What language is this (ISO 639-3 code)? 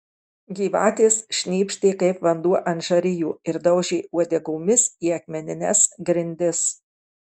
lit